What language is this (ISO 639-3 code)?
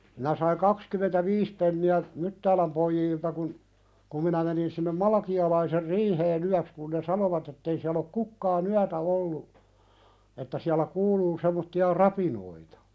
fin